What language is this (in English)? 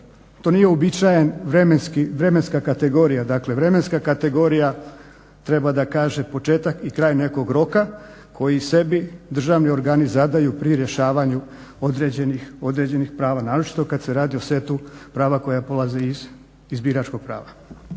Croatian